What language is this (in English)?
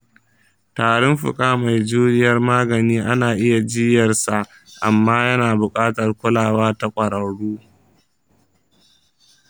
Hausa